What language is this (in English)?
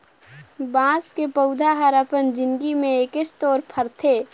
Chhattisgarhi